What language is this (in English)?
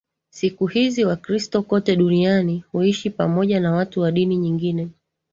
Swahili